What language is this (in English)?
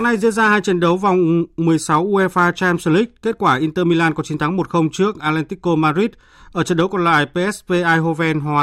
Vietnamese